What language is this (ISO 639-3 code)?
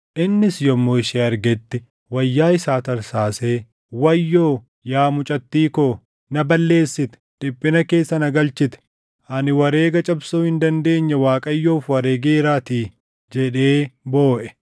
orm